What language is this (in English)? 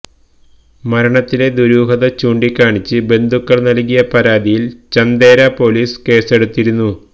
Malayalam